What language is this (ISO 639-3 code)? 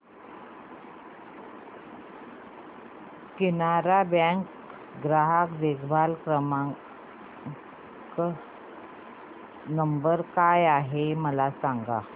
mar